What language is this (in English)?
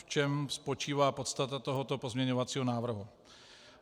Czech